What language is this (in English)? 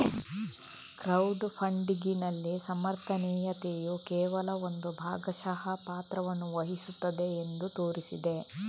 Kannada